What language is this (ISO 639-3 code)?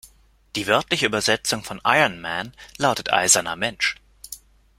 deu